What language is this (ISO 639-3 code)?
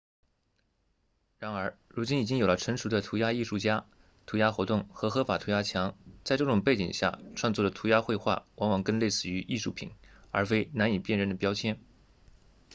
zho